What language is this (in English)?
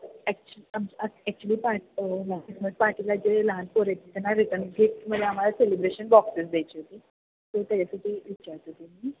Marathi